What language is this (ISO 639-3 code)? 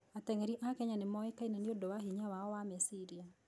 kik